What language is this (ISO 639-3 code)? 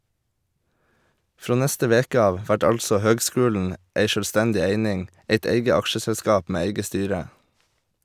nor